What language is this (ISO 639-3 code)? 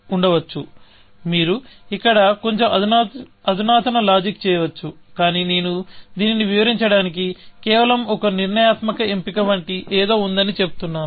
tel